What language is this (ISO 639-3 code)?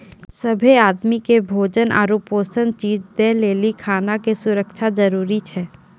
mai